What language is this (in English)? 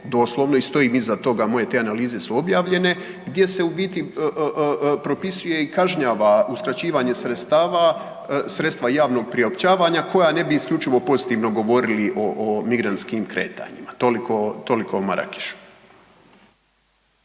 Croatian